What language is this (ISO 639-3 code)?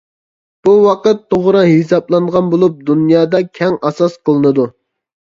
uig